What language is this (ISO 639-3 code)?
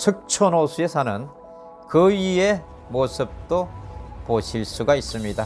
kor